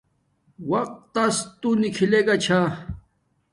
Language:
Domaaki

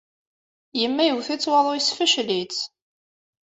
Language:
Kabyle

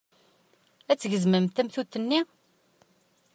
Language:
Kabyle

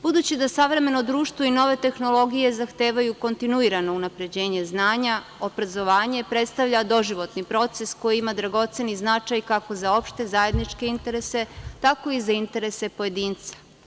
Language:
Serbian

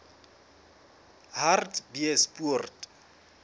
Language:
Southern Sotho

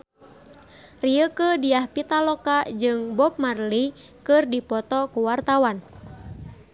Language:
Sundanese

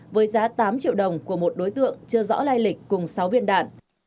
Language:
Vietnamese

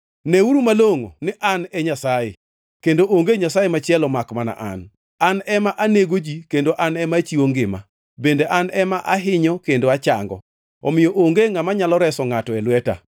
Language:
Luo (Kenya and Tanzania)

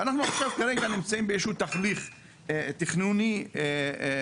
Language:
Hebrew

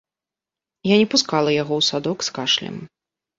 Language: Belarusian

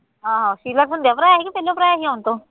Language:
Punjabi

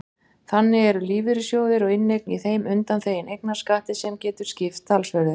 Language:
Icelandic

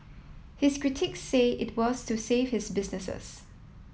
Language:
English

